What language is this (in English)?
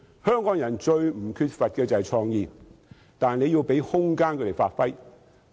Cantonese